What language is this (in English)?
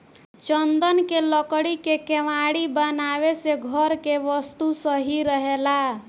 Bhojpuri